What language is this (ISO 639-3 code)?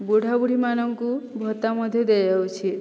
ori